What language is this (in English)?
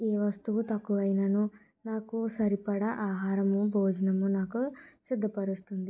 Telugu